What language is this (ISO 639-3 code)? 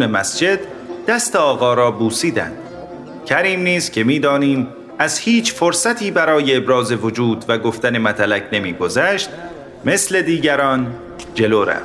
fas